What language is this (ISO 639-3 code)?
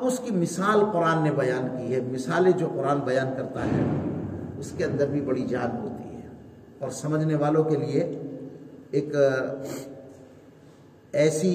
urd